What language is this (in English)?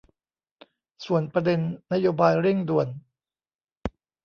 Thai